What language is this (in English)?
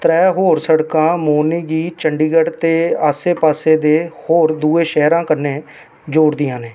Dogri